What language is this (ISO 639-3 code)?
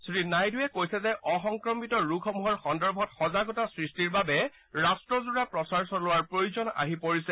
asm